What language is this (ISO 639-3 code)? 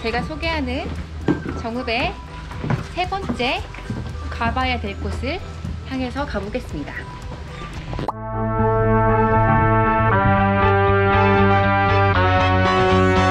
kor